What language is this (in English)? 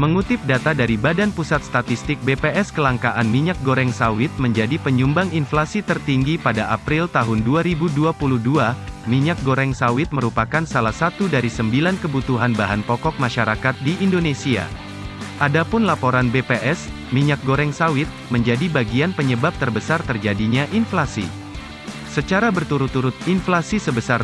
Indonesian